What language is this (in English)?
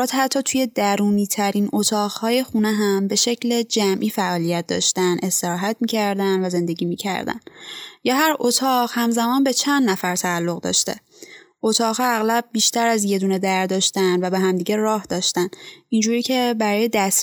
Persian